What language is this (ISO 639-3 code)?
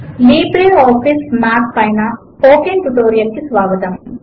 tel